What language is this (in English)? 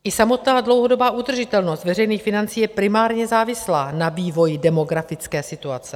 Czech